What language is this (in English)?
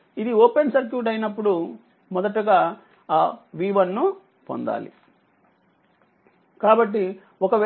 Telugu